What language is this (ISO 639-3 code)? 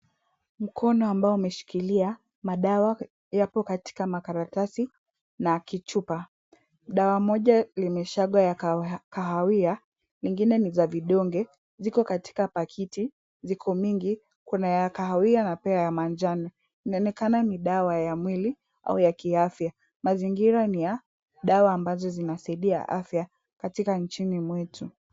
swa